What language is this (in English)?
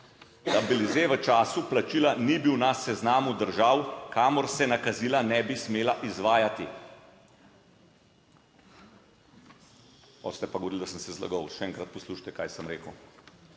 Slovenian